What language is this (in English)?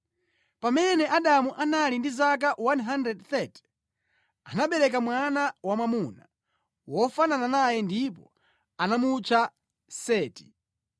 Nyanja